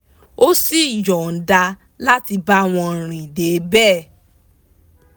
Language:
Yoruba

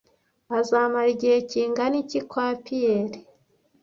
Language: Kinyarwanda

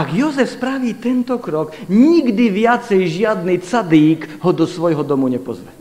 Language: Slovak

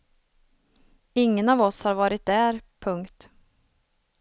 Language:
Swedish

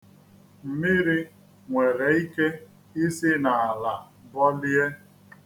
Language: Igbo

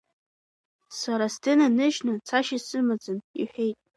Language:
Abkhazian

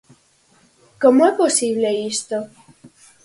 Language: Galician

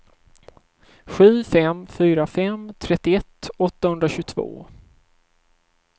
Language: Swedish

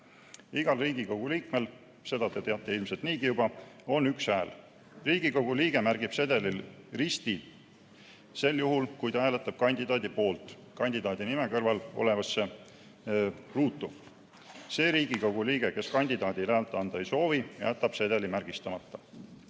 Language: Estonian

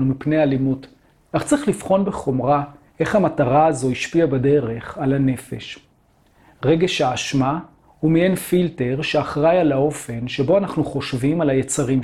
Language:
Hebrew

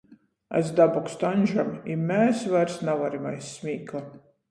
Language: Latgalian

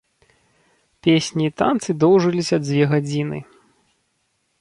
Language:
Belarusian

